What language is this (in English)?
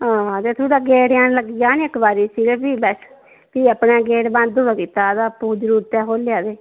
Dogri